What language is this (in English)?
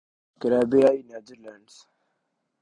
Urdu